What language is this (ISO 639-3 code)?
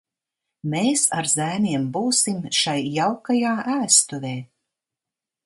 lav